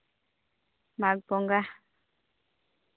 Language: Santali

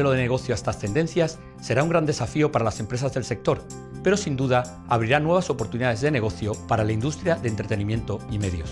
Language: Spanish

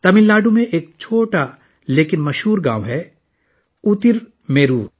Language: Urdu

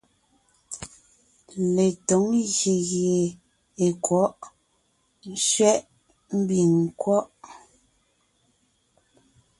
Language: Ngiemboon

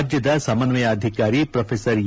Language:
Kannada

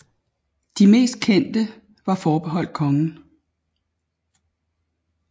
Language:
Danish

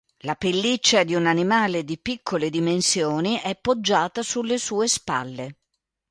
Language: Italian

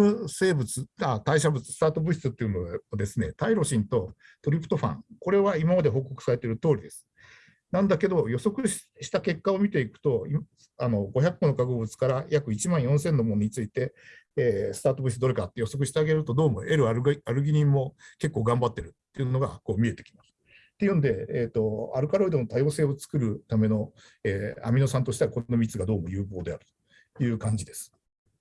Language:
Japanese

